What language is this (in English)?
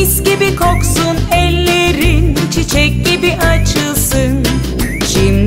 Turkish